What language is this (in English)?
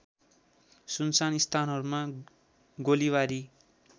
Nepali